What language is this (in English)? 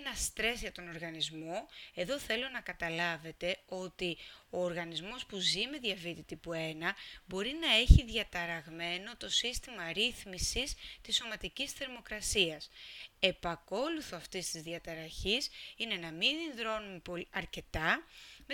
Greek